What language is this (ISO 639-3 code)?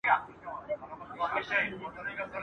pus